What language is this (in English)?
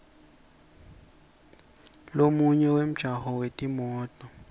Swati